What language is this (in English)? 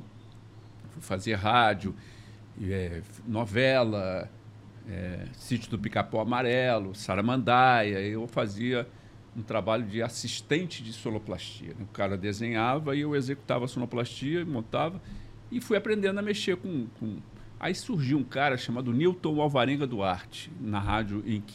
Portuguese